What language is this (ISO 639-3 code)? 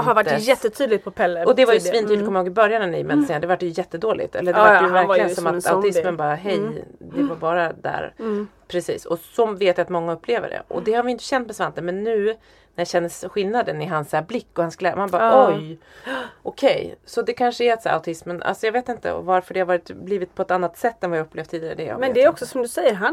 swe